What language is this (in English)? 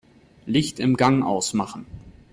German